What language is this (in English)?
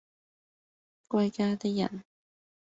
Cantonese